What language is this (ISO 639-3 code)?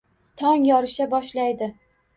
uzb